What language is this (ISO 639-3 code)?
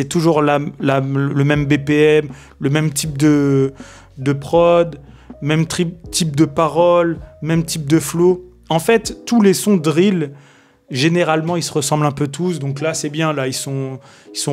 fra